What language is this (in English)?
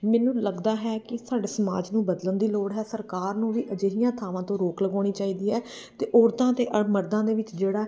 Punjabi